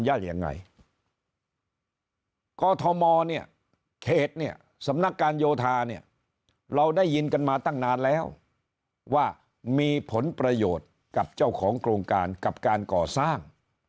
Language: Thai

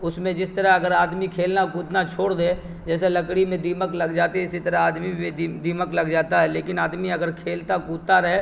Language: Urdu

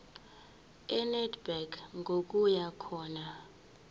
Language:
Zulu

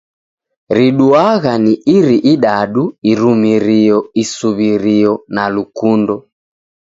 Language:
Taita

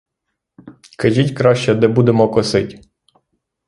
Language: Ukrainian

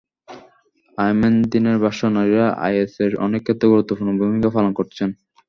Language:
Bangla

